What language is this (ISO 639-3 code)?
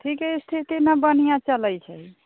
mai